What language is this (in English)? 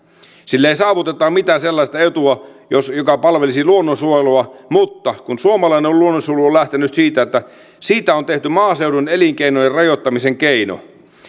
Finnish